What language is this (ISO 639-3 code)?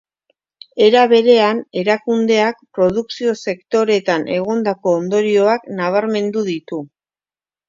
eus